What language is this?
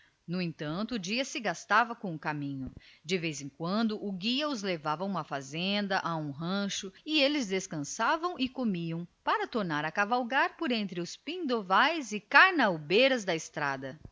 Portuguese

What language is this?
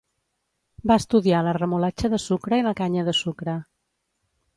Catalan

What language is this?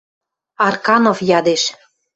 Western Mari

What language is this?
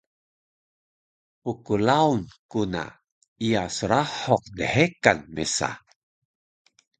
Taroko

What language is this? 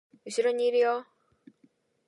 Japanese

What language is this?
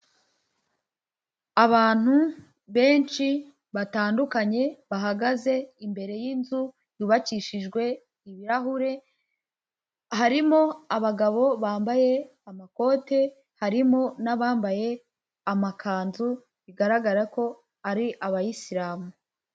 Kinyarwanda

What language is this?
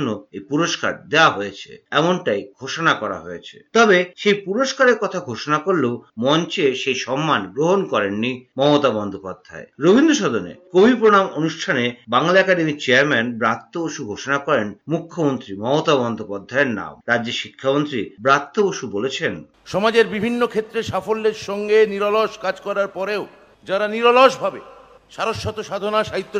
Bangla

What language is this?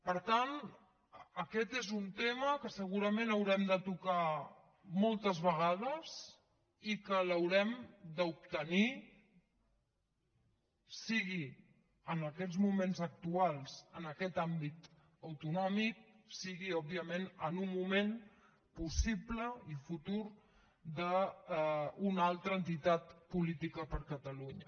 Catalan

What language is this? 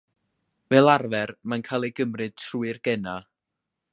Welsh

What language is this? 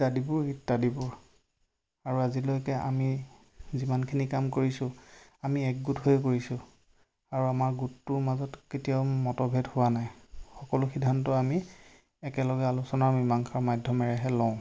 Assamese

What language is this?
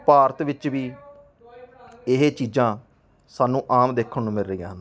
Punjabi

